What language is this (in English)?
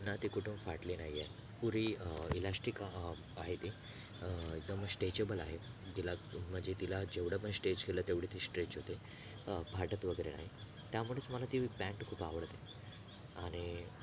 Marathi